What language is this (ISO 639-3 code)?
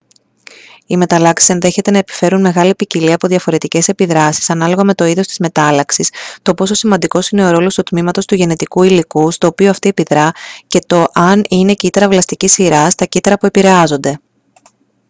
ell